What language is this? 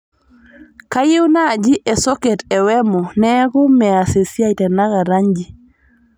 Masai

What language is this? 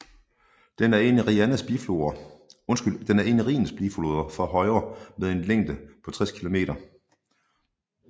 Danish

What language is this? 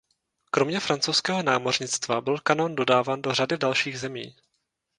Czech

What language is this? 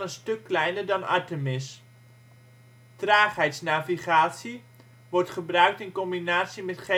Dutch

